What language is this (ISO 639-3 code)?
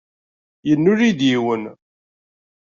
kab